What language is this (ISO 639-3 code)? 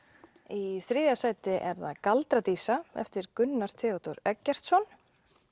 isl